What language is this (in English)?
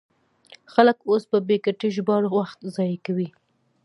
Pashto